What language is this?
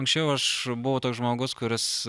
Lithuanian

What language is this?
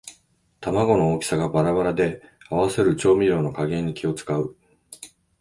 Japanese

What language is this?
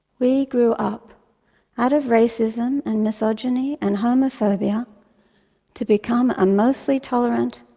English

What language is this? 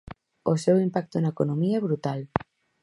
Galician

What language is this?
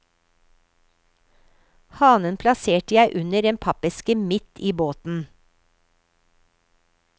Norwegian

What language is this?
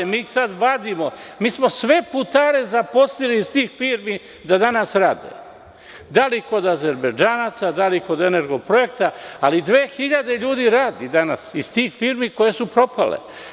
Serbian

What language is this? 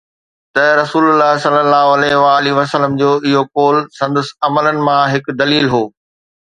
Sindhi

